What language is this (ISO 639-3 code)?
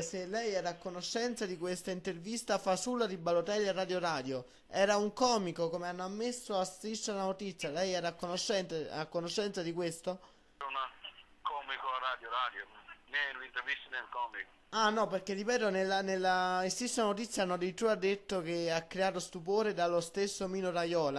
ita